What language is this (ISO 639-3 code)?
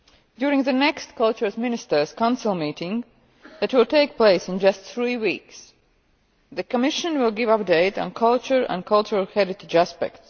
eng